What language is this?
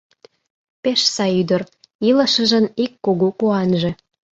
Mari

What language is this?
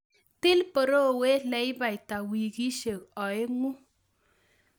Kalenjin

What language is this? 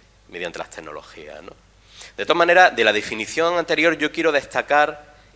Spanish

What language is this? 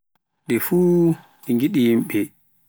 Pular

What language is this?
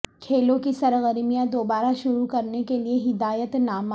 Urdu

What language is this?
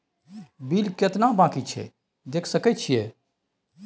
Maithili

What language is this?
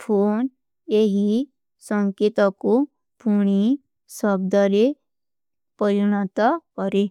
Kui (India)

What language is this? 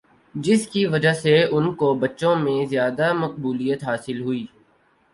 Urdu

